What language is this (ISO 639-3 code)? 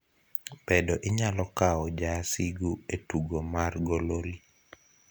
luo